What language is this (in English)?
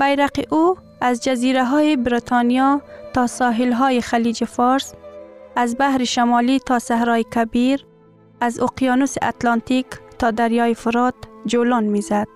Persian